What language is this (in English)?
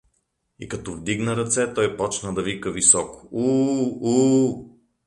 Bulgarian